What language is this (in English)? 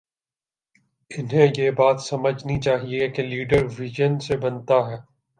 Urdu